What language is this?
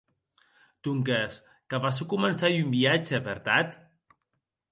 Occitan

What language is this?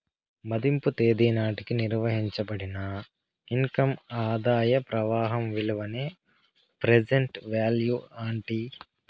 Telugu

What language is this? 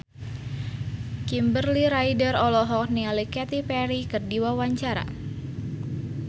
Sundanese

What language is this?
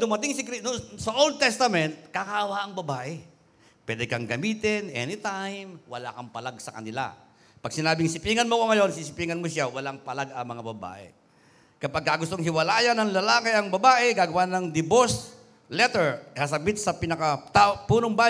Filipino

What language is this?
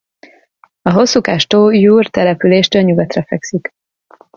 Hungarian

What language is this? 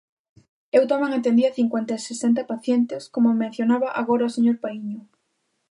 Galician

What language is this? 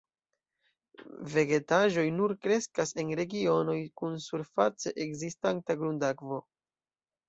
Esperanto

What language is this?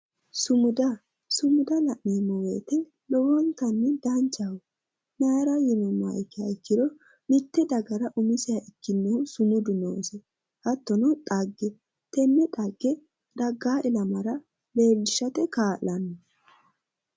Sidamo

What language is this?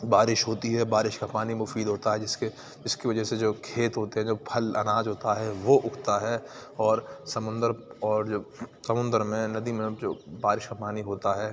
Urdu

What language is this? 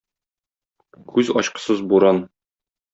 Tatar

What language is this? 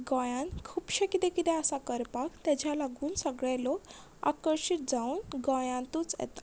Konkani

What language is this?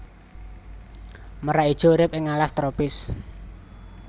Javanese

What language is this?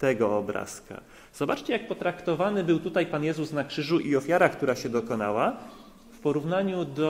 Polish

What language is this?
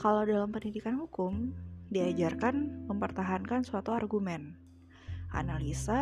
Indonesian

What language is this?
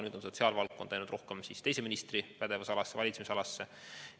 Estonian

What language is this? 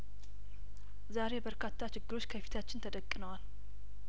Amharic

